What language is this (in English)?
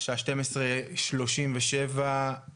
Hebrew